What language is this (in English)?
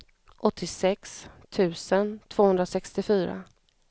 Swedish